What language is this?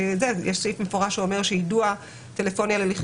Hebrew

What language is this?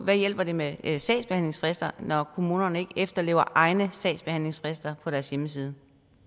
Danish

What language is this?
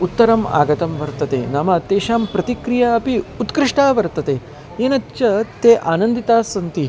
Sanskrit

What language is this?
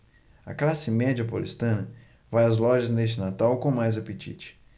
Portuguese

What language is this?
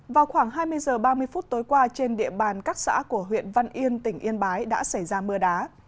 Vietnamese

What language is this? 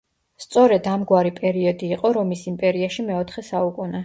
Georgian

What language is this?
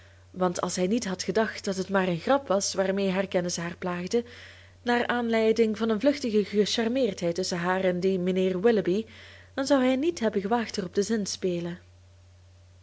Dutch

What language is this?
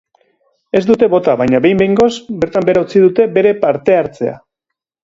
Basque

